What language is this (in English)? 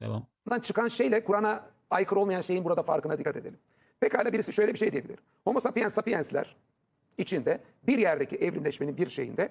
Turkish